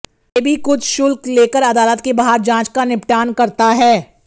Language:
Hindi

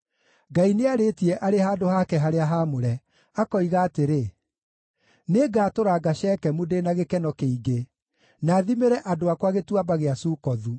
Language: Kikuyu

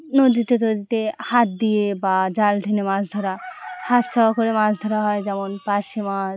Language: Bangla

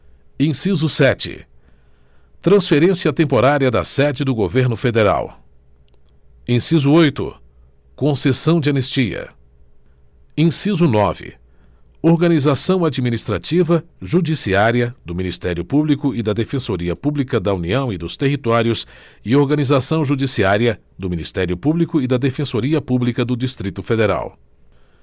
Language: Portuguese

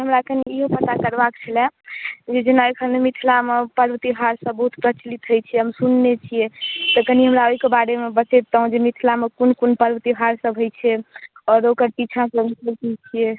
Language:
Maithili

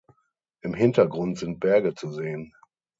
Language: German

